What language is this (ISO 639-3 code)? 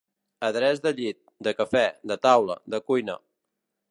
cat